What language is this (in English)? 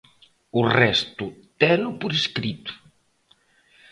Galician